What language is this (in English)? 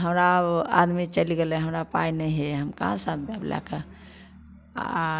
Maithili